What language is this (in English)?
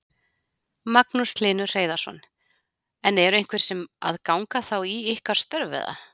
Icelandic